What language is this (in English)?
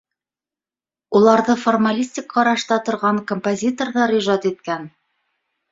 Bashkir